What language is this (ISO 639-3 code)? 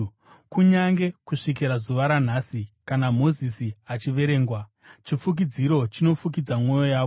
sna